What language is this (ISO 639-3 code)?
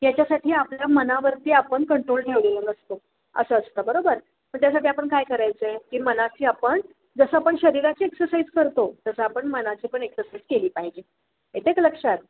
mar